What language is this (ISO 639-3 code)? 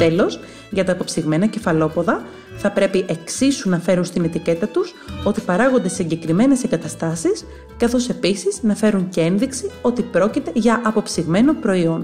ell